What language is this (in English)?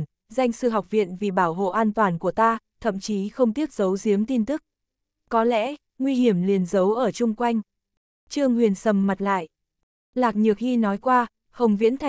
Vietnamese